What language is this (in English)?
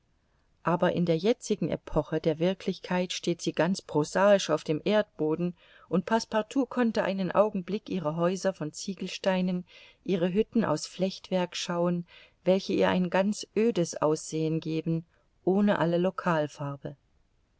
German